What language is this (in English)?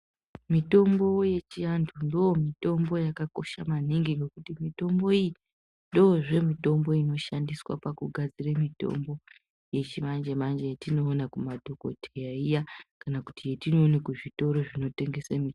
Ndau